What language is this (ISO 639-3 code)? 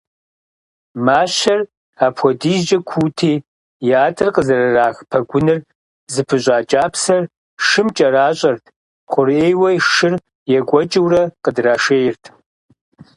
kbd